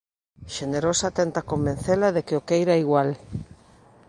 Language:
Galician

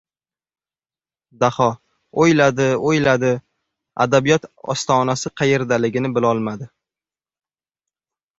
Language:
Uzbek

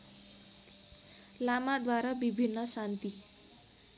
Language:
Nepali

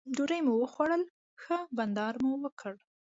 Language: Pashto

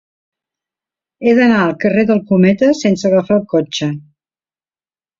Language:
Catalan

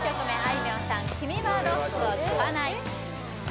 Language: Japanese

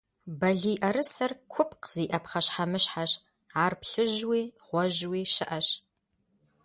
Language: Kabardian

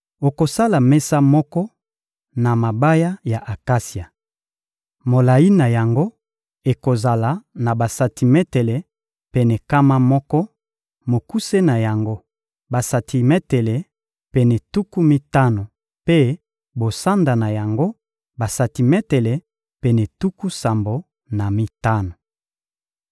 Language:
Lingala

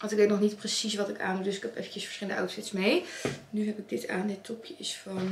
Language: Dutch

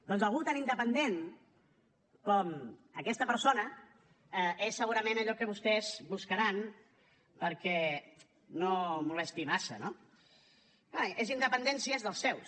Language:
Catalan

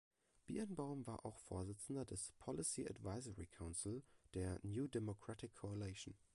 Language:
German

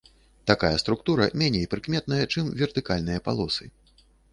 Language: Belarusian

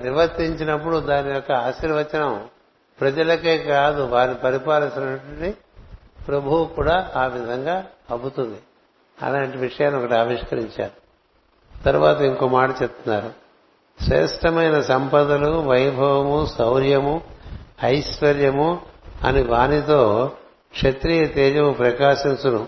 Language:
Telugu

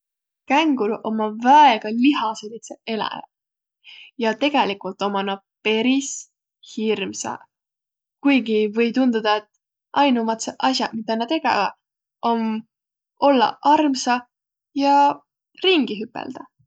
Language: Võro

